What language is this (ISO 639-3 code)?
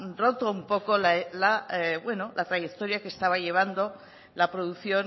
spa